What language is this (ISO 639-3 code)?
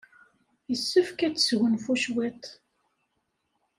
kab